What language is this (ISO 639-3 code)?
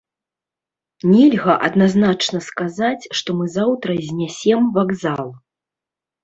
bel